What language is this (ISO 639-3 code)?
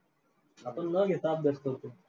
mar